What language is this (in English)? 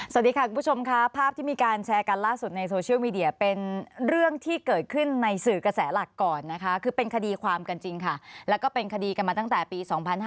Thai